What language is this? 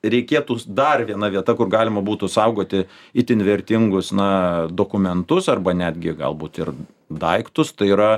Lithuanian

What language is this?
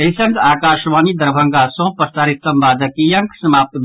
Maithili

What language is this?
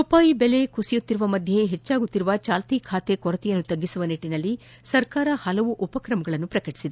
Kannada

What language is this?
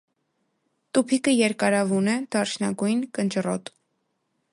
Armenian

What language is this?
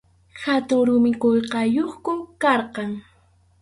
Arequipa-La Unión Quechua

